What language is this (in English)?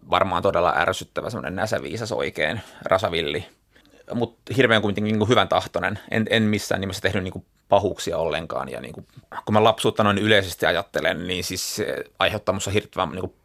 Finnish